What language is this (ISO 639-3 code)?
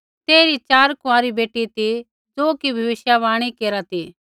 kfx